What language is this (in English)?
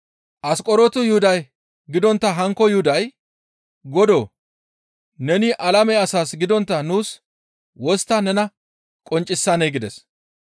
Gamo